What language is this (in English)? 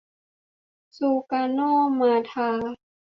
Thai